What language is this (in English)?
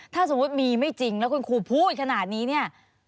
Thai